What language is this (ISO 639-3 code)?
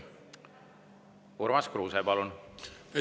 est